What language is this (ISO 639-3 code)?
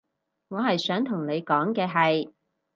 yue